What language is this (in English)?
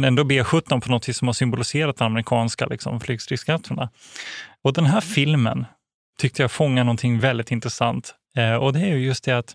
Swedish